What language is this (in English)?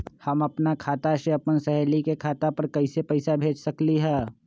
Magahi